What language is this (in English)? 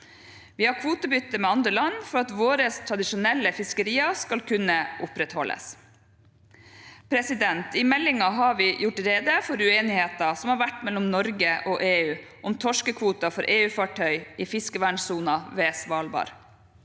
Norwegian